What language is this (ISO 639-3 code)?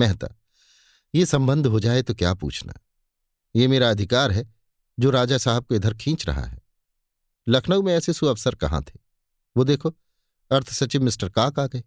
hin